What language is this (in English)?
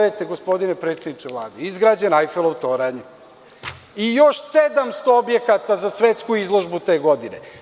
Serbian